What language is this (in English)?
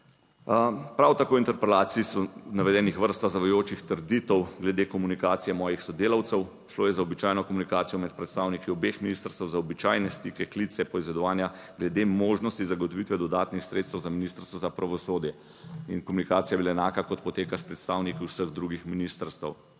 Slovenian